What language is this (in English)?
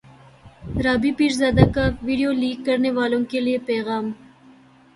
Urdu